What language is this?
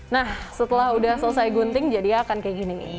Indonesian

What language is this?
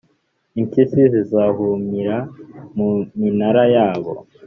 Kinyarwanda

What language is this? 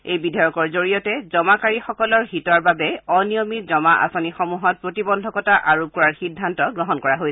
Assamese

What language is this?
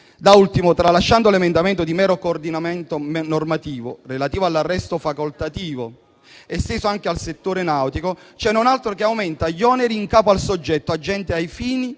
Italian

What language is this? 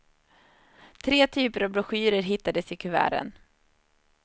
Swedish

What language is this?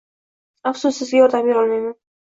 Uzbek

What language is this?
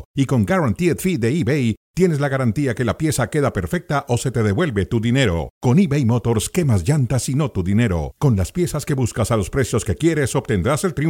Spanish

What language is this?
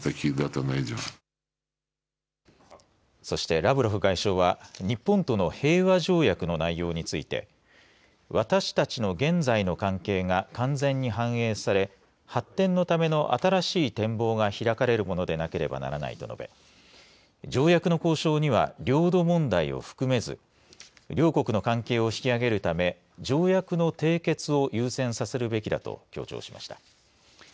Japanese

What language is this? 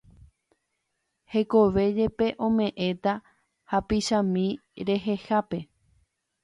Guarani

